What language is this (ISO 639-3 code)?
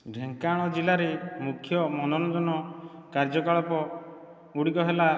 ori